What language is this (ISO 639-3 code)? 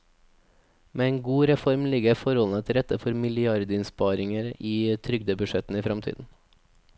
nor